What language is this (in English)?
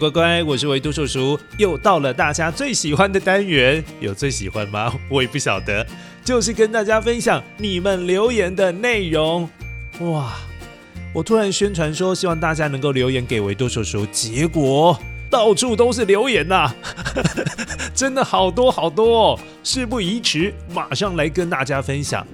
Chinese